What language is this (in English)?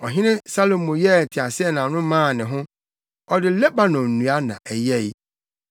Akan